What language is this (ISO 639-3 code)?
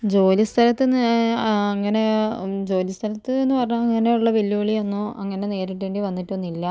mal